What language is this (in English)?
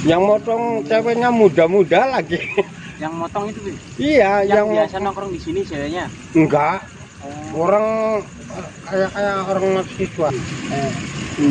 Indonesian